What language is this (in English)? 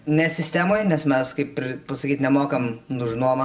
Lithuanian